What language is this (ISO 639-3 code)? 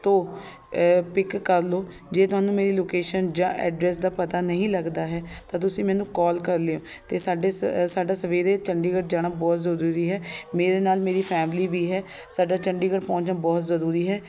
pan